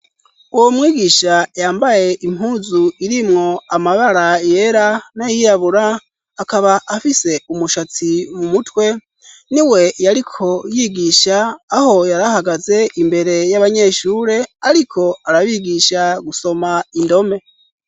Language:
Rundi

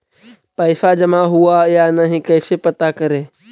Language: Magahi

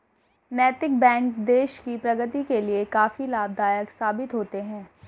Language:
Hindi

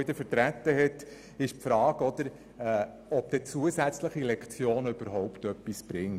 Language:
Swiss German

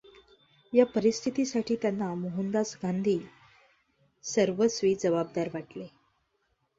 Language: Marathi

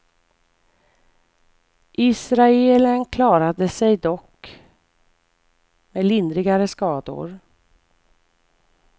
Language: Swedish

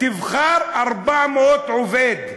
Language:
Hebrew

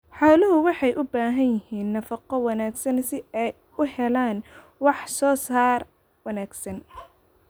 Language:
Somali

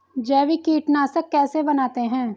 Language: Hindi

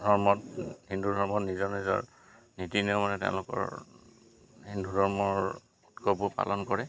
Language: Assamese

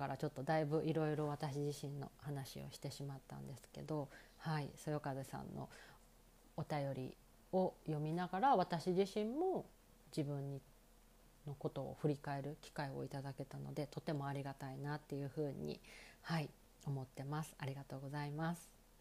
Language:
Japanese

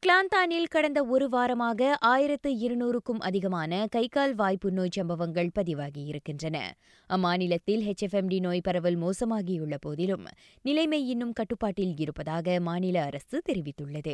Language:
Tamil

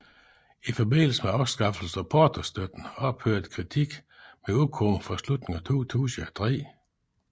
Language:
Danish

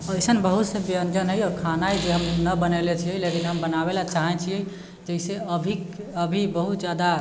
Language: Maithili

